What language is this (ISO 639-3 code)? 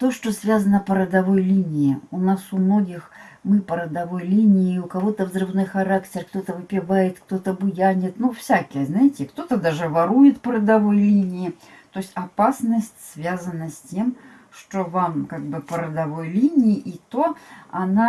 rus